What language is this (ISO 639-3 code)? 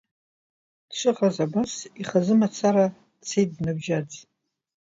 abk